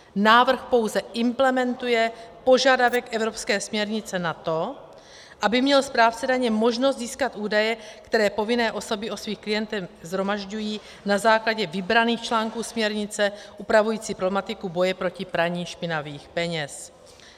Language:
Czech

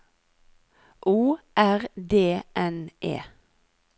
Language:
Norwegian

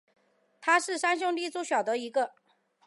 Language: Chinese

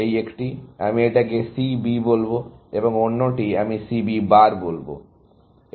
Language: Bangla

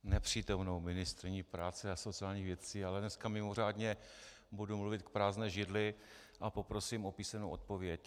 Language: Czech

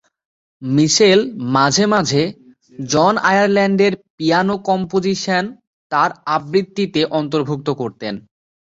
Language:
Bangla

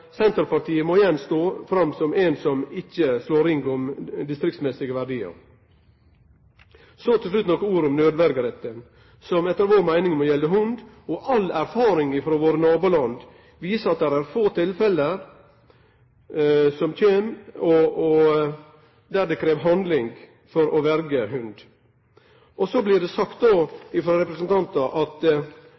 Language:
Norwegian Nynorsk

